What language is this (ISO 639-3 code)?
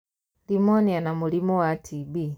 kik